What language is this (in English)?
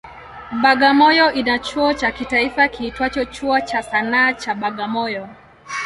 Swahili